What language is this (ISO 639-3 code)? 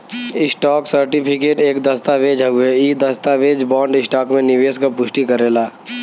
bho